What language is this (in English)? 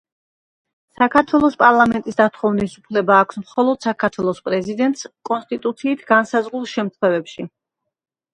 Georgian